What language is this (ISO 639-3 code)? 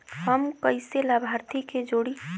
bho